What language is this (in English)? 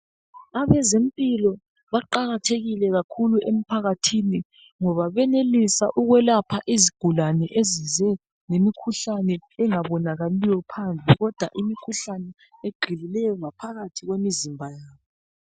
North Ndebele